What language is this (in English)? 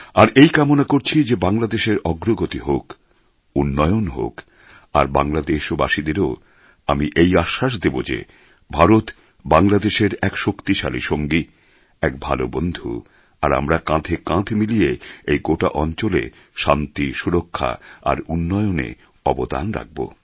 Bangla